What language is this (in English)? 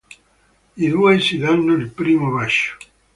Italian